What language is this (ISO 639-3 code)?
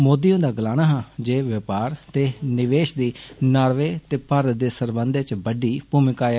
doi